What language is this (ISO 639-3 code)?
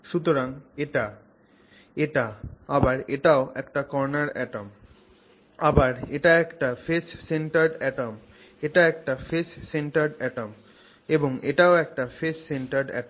ben